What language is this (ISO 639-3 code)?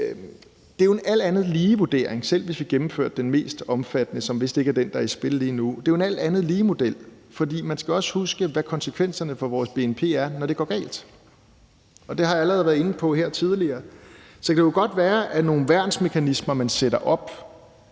dan